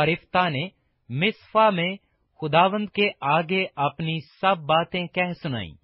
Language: Urdu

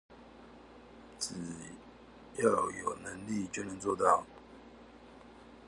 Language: Chinese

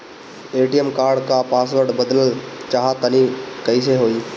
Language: Bhojpuri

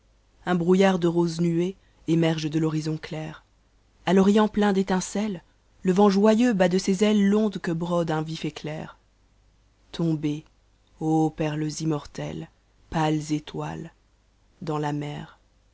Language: French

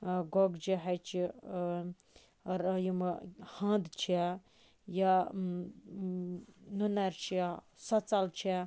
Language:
Kashmiri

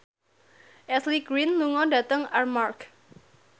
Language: Javanese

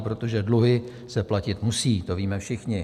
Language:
Czech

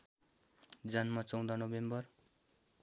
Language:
Nepali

